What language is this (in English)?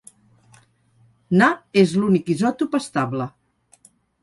Catalan